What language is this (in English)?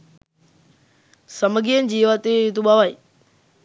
Sinhala